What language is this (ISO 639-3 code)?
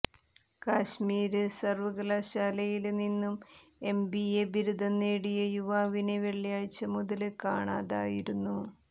mal